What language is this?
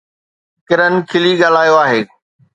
Sindhi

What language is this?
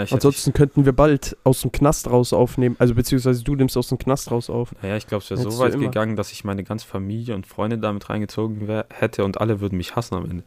German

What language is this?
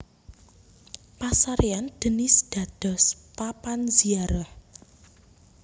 Javanese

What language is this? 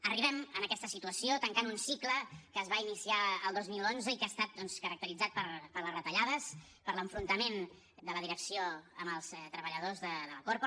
Catalan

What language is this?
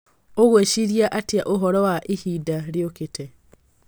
Kikuyu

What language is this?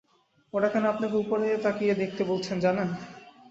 Bangla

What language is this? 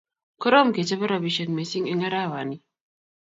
Kalenjin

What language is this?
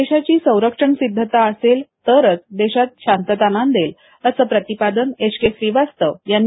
Marathi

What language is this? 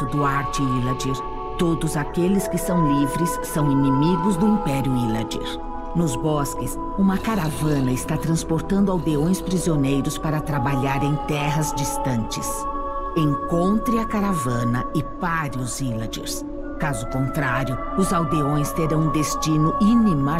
Portuguese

